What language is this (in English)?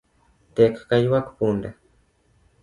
Luo (Kenya and Tanzania)